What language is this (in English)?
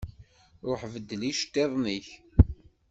Kabyle